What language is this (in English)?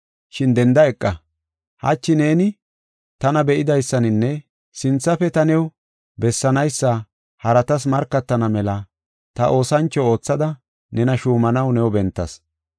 Gofa